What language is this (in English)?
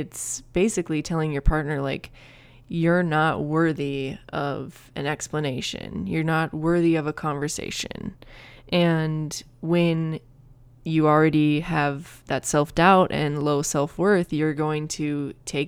English